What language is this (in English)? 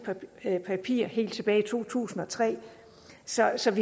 Danish